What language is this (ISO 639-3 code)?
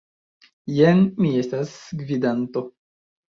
epo